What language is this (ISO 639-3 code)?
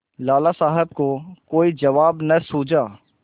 hin